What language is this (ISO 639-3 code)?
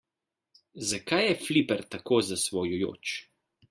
slv